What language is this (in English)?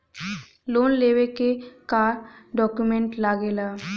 Bhojpuri